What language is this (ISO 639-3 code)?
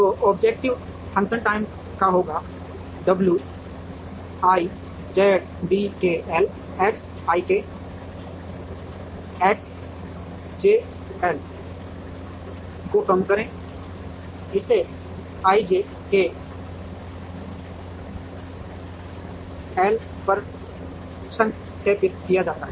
hin